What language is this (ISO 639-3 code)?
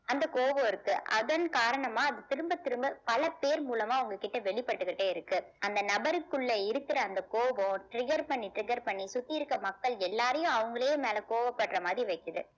tam